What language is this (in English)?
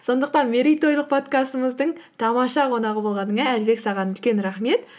Kazakh